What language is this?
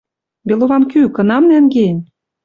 Western Mari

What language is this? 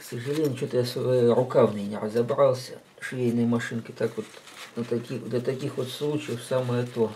Russian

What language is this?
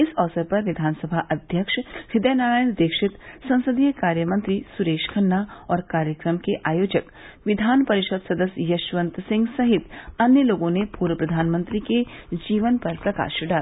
Hindi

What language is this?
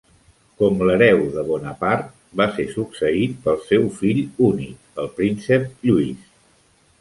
Catalan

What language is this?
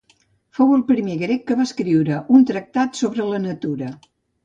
Catalan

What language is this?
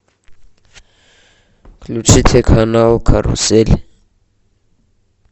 Russian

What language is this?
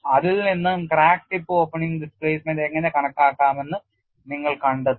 Malayalam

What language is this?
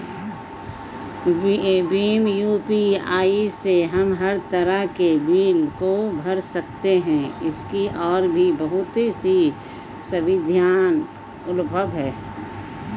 Hindi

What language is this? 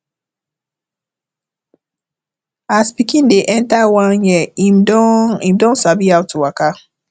Nigerian Pidgin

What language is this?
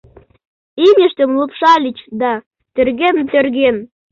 Mari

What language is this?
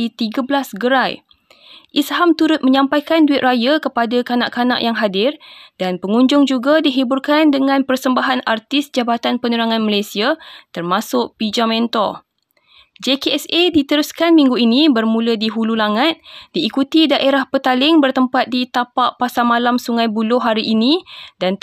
Malay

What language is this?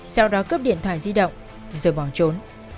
Vietnamese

